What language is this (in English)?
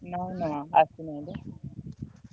Odia